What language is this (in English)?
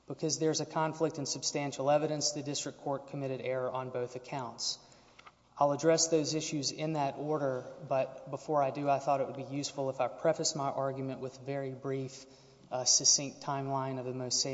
English